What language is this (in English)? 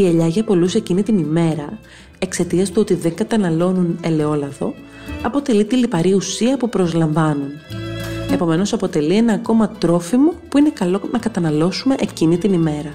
Greek